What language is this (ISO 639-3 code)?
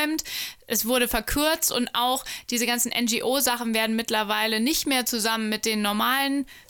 deu